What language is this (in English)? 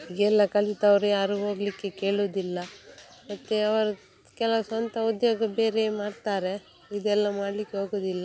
Kannada